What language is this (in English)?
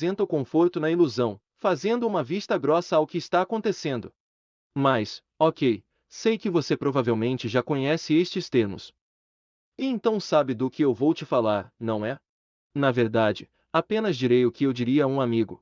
Portuguese